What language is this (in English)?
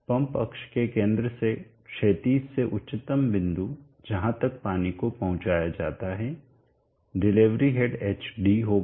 Hindi